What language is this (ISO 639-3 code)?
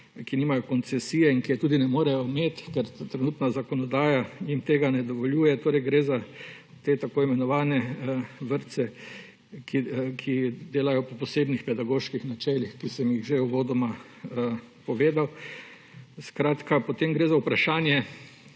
slv